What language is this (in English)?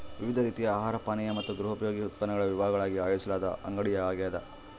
Kannada